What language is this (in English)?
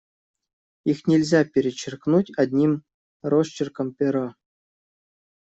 Russian